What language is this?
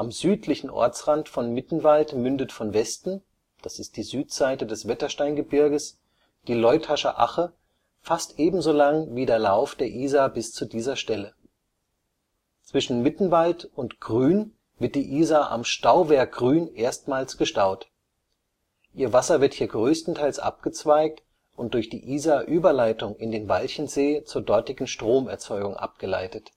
German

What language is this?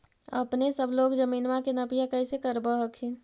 Magahi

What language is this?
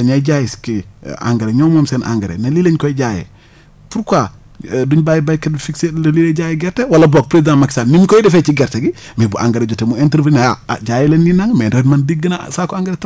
Wolof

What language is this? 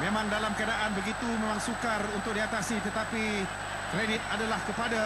Malay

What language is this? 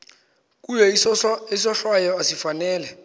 Xhosa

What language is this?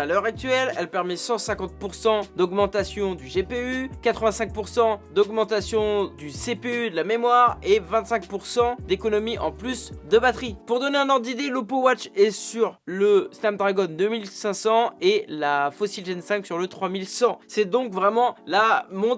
French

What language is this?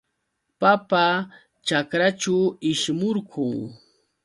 Yauyos Quechua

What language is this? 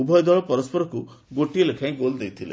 Odia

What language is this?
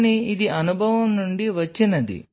Telugu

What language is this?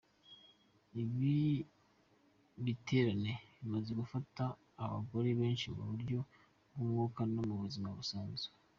Kinyarwanda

